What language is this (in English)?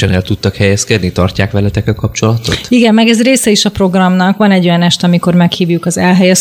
Hungarian